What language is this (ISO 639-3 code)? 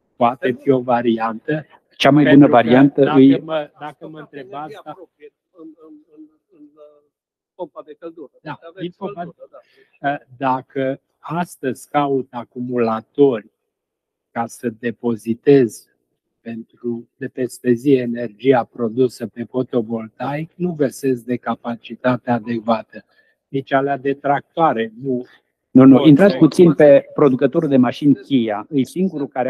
ron